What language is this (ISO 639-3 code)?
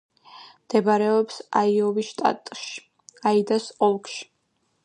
kat